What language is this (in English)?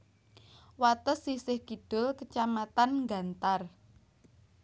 Javanese